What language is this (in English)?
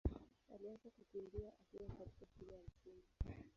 Swahili